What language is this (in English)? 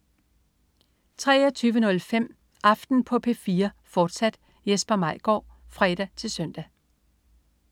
Danish